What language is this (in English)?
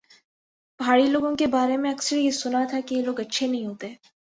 Urdu